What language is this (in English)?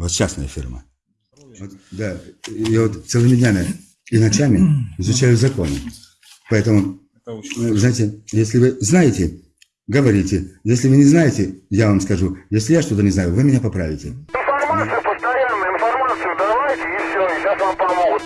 Russian